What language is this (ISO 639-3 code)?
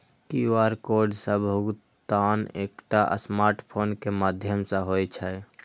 mai